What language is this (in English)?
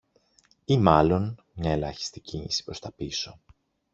Greek